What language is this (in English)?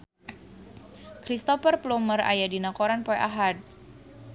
Sundanese